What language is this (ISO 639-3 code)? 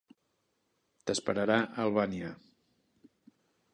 cat